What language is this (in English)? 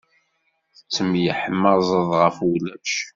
Kabyle